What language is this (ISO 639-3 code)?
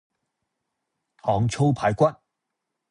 yue